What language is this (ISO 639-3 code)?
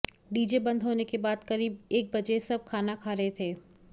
hin